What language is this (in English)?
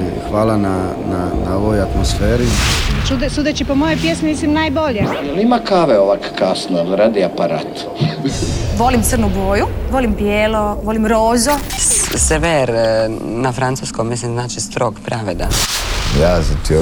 Croatian